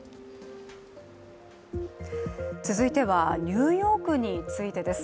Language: Japanese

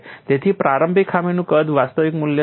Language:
Gujarati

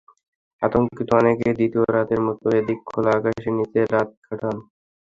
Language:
Bangla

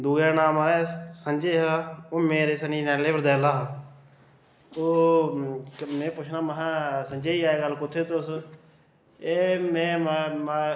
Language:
Dogri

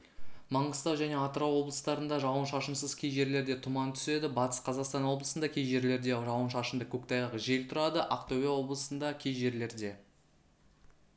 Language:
Kazakh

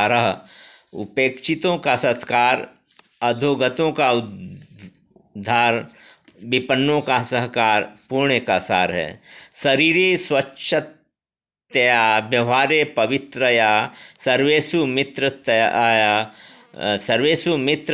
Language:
Hindi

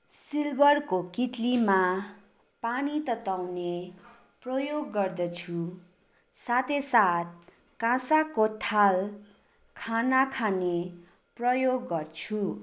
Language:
Nepali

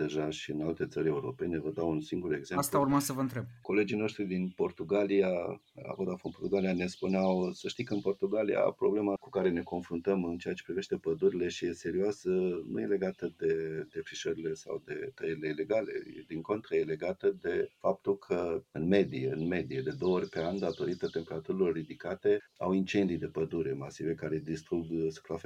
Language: Romanian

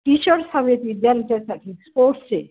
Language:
Marathi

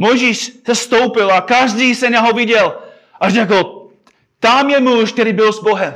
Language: Czech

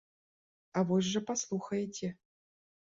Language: Belarusian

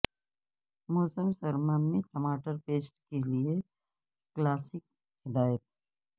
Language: Urdu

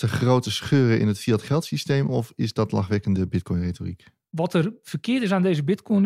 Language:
Dutch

